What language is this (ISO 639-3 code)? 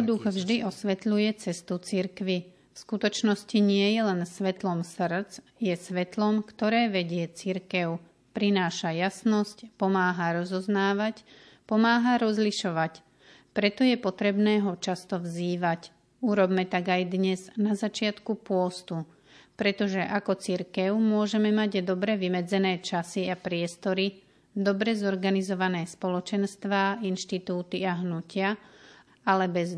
slk